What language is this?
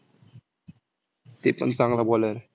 Marathi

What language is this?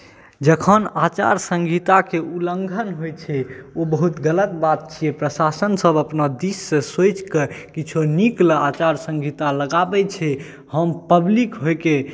Maithili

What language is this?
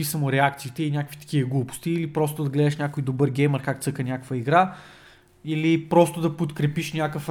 Bulgarian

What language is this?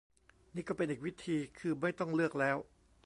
Thai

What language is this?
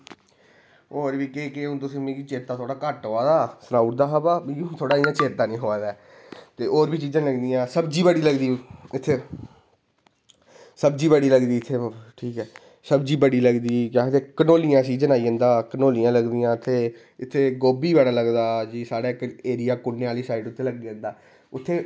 Dogri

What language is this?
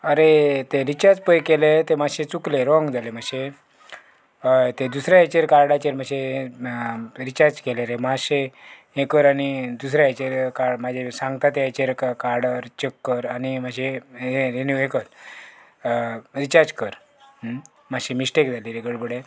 Konkani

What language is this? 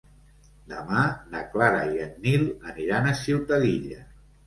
Catalan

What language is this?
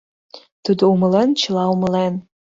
Mari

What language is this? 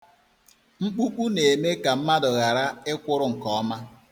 Igbo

